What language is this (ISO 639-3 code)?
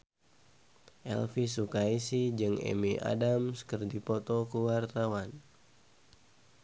sun